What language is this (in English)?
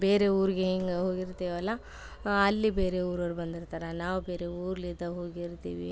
Kannada